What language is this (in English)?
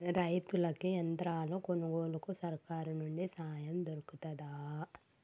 Telugu